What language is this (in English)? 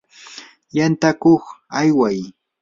Yanahuanca Pasco Quechua